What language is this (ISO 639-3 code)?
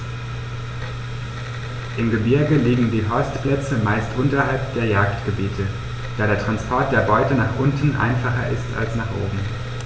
deu